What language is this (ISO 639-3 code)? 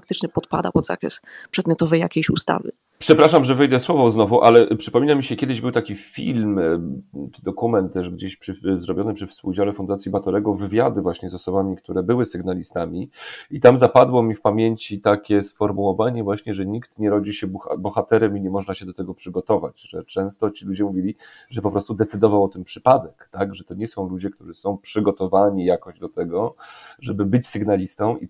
pol